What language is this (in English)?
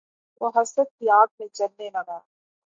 Urdu